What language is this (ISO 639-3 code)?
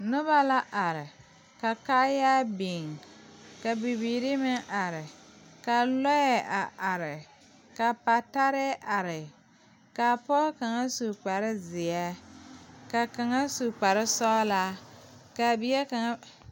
dga